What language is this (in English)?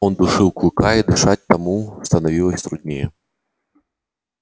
Russian